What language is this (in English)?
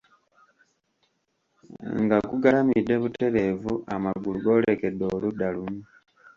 Ganda